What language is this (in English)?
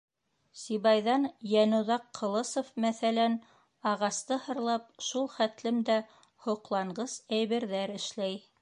Bashkir